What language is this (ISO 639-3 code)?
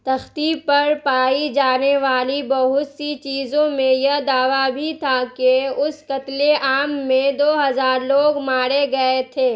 urd